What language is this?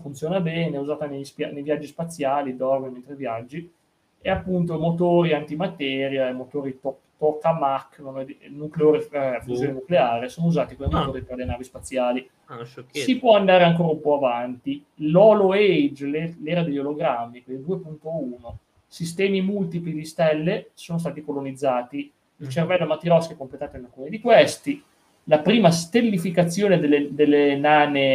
Italian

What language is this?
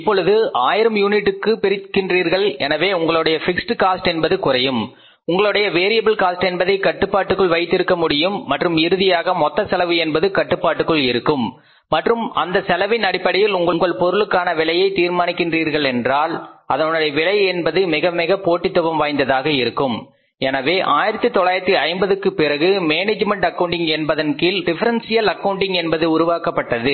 Tamil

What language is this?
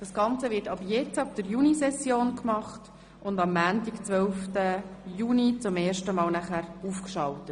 Swiss German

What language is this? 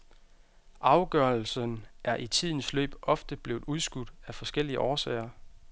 Danish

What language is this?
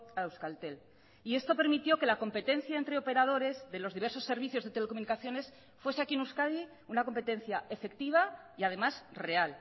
Spanish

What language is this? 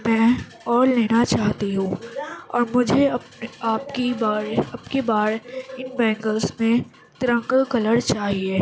Urdu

